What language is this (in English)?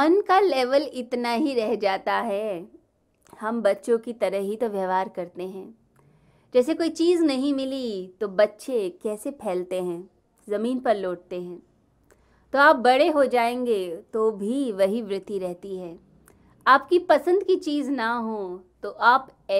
Hindi